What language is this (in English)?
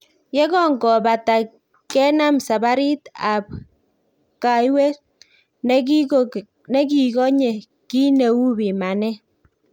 Kalenjin